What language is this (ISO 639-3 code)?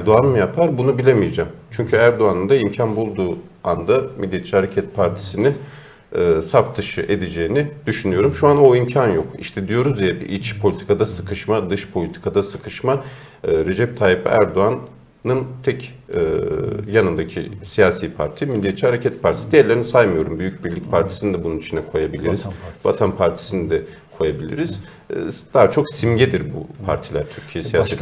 tur